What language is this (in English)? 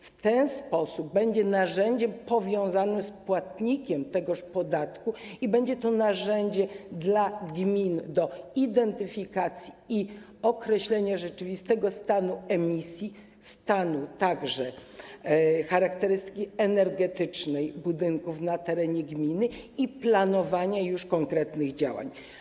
Polish